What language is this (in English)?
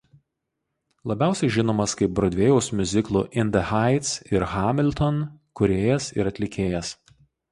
Lithuanian